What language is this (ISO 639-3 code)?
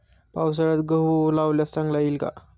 mar